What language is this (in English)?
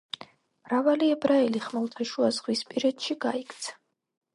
Georgian